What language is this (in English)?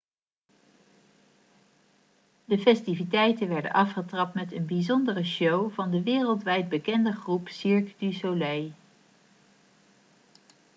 Dutch